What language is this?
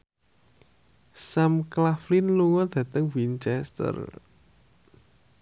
Javanese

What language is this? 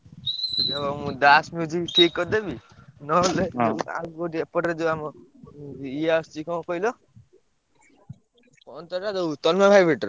Odia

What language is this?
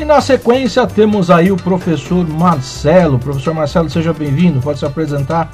Portuguese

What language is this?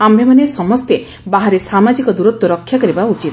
Odia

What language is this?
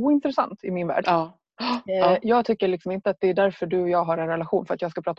Swedish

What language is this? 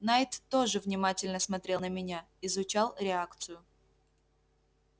Russian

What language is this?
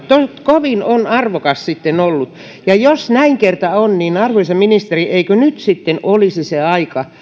Finnish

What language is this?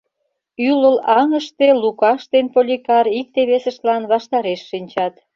Mari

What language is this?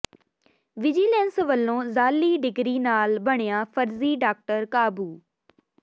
Punjabi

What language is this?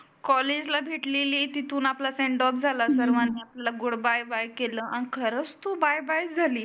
Marathi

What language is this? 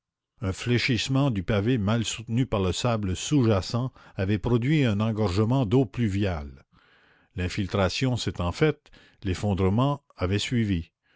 French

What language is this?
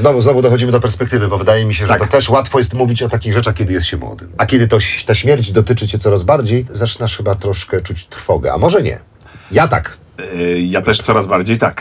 Polish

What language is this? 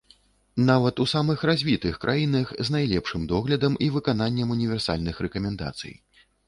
Belarusian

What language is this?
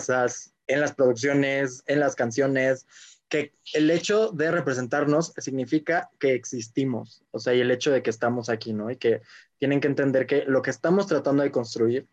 Spanish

